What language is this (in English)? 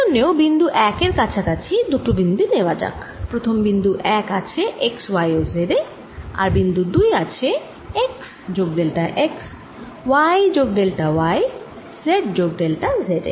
Bangla